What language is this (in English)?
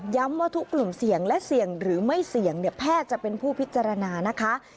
Thai